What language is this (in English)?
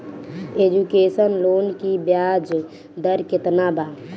Bhojpuri